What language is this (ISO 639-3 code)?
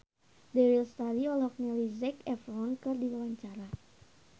sun